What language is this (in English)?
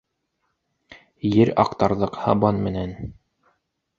Bashkir